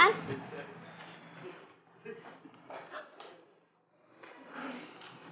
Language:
Indonesian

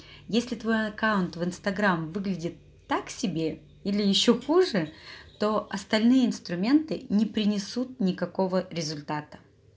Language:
Russian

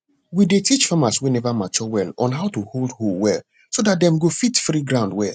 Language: Nigerian Pidgin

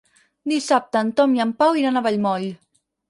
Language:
Catalan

